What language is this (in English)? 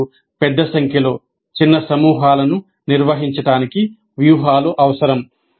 Telugu